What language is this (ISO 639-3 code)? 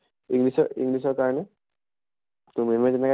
asm